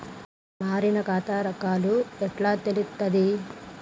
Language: Telugu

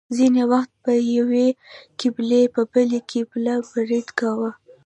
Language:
Pashto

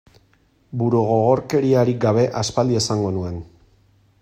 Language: Basque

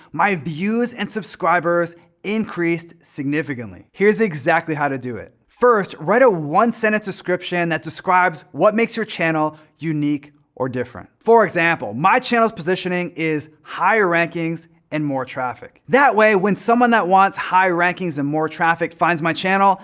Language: English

